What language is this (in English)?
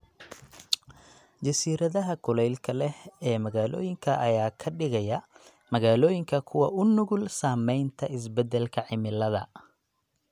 Somali